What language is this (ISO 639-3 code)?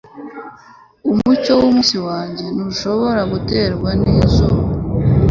kin